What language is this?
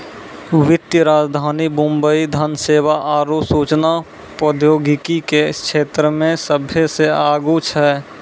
Maithili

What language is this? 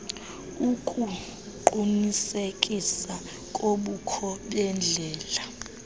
Xhosa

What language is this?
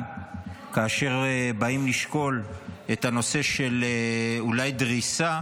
Hebrew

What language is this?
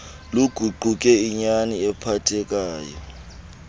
Xhosa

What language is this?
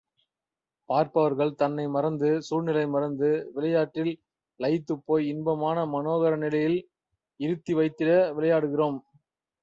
Tamil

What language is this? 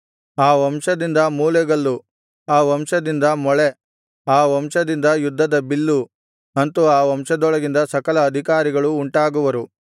Kannada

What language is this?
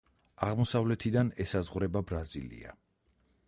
Georgian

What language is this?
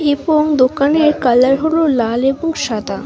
Bangla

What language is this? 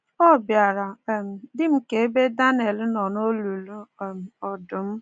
Igbo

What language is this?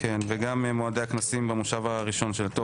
Hebrew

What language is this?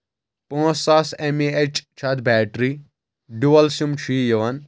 Kashmiri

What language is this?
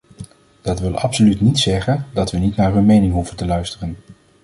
Dutch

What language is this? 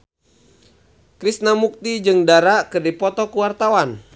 Sundanese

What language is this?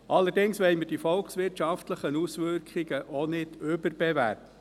Swiss German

